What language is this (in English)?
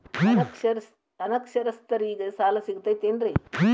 Kannada